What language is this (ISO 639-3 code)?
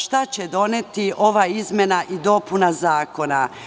srp